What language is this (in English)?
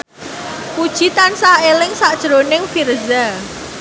Javanese